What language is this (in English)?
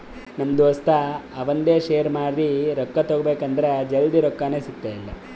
Kannada